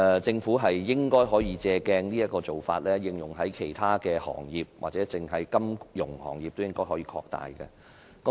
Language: Cantonese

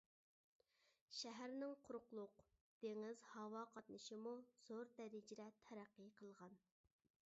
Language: Uyghur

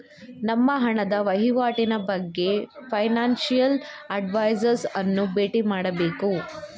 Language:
Kannada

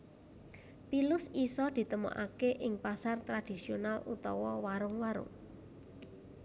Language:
Javanese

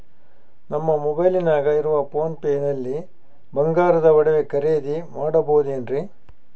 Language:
Kannada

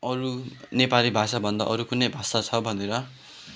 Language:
Nepali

